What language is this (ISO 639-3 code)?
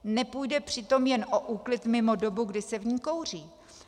ces